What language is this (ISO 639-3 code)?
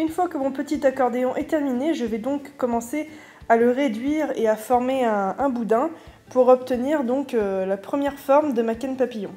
fra